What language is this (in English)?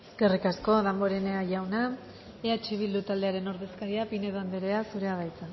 Basque